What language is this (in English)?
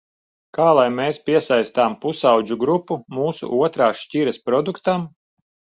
Latvian